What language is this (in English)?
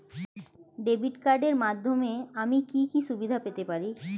Bangla